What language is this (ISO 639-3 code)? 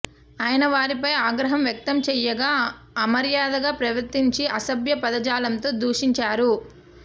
tel